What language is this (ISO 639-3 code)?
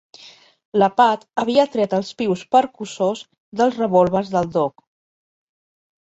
cat